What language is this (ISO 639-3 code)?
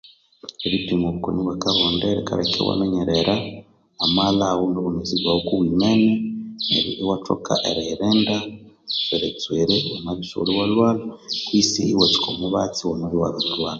koo